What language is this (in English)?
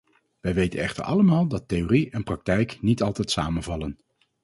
Dutch